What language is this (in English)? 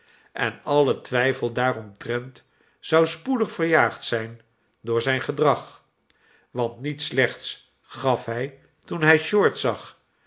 Dutch